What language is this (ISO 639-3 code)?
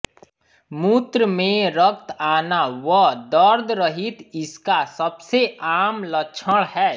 hin